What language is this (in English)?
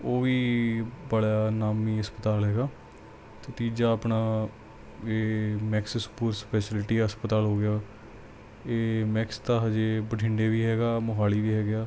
Punjabi